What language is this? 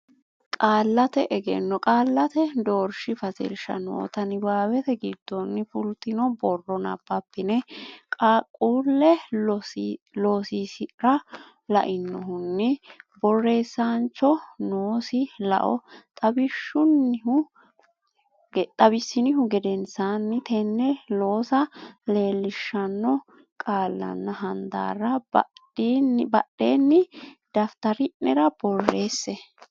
Sidamo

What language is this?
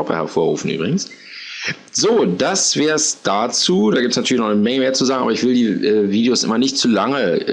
German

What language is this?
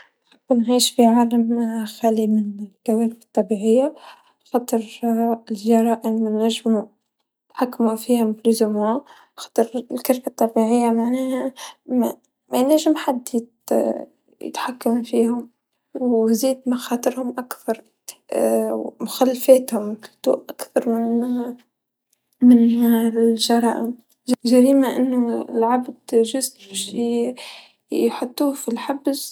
Tunisian Arabic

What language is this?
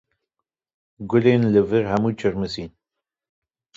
Kurdish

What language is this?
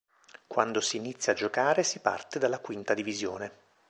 Italian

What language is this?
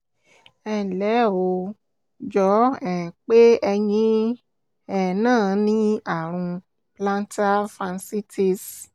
Yoruba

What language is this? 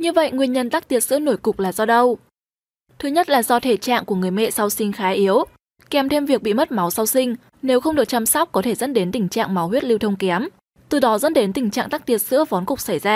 Vietnamese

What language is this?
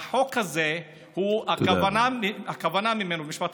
Hebrew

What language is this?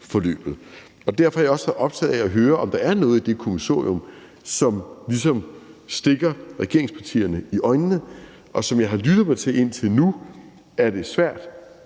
Danish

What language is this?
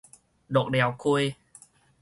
Min Nan Chinese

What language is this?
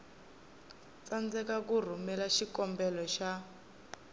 Tsonga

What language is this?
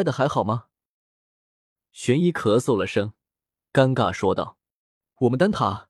Chinese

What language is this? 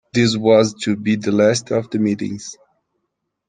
English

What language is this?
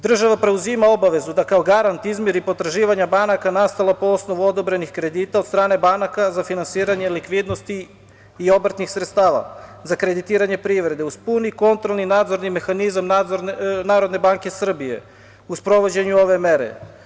Serbian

